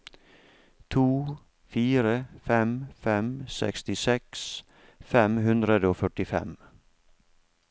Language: Norwegian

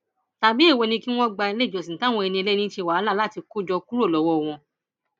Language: Yoruba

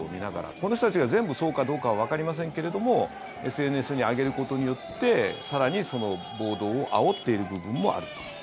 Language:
Japanese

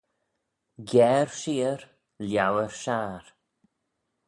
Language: Manx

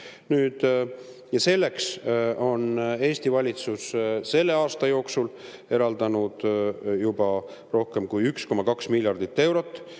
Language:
Estonian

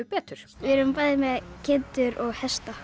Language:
Icelandic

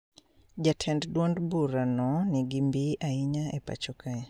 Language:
Luo (Kenya and Tanzania)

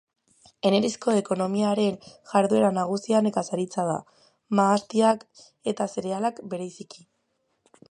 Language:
Basque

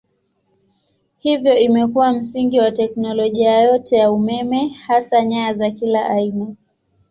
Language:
Swahili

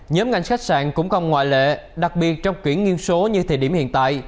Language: Vietnamese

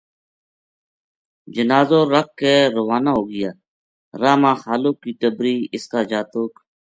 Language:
Gujari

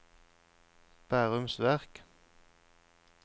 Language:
Norwegian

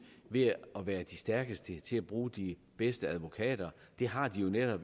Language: Danish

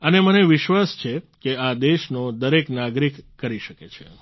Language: Gujarati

